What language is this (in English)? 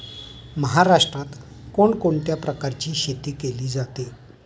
Marathi